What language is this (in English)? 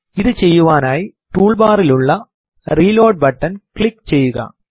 Malayalam